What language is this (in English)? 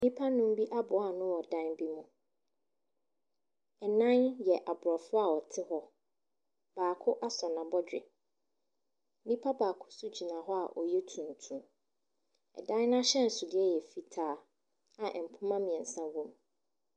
Akan